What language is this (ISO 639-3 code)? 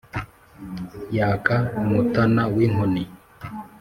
kin